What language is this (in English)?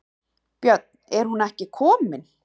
Icelandic